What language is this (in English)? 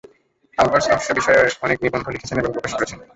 Bangla